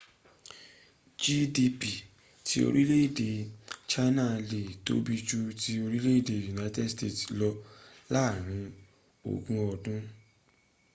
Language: Yoruba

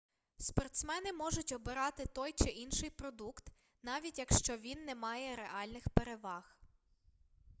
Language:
Ukrainian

